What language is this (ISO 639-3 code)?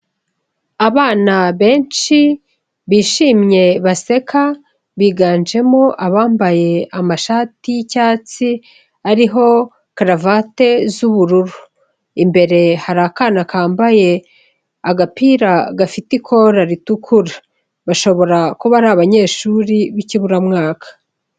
kin